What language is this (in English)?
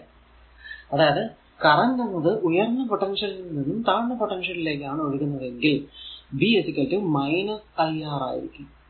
Malayalam